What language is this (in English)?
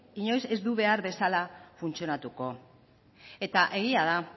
Basque